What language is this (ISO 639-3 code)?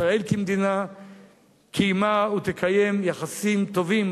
heb